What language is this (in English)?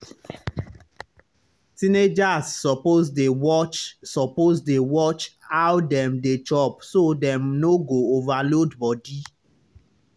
Nigerian Pidgin